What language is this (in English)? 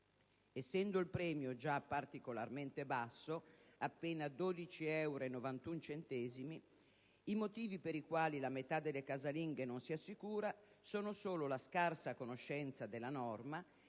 Italian